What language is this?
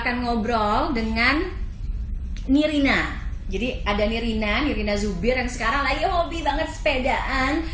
Indonesian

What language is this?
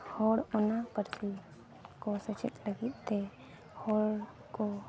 Santali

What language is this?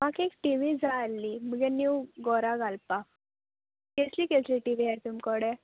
Konkani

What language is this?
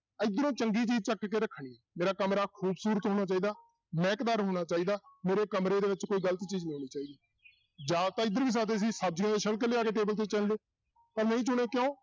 Punjabi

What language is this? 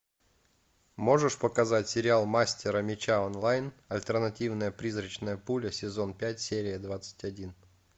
Russian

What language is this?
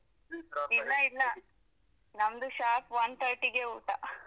Kannada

